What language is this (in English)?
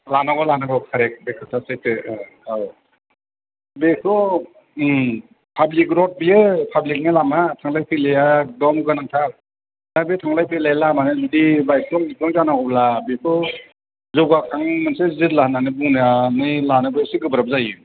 Bodo